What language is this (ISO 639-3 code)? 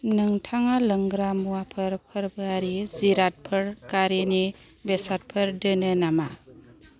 brx